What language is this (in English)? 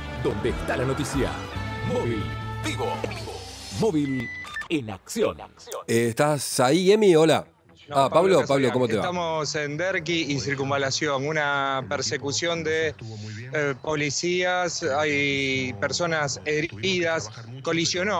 Spanish